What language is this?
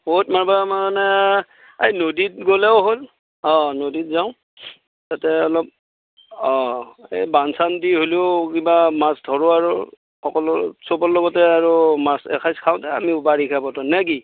Assamese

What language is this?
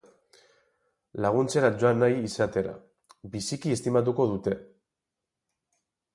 Basque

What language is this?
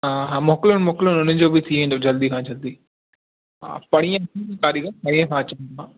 Sindhi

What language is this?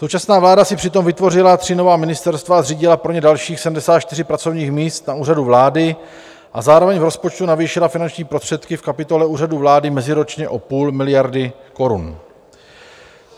Czech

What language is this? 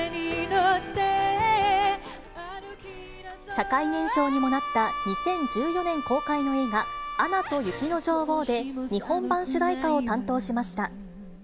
Japanese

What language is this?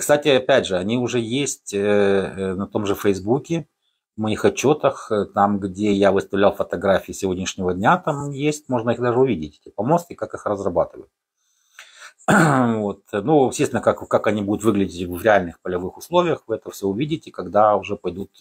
Russian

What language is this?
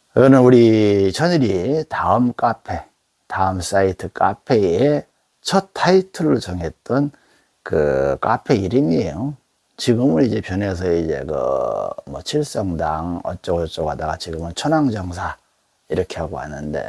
Korean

